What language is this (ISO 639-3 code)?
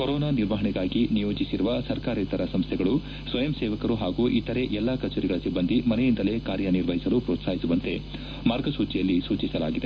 kan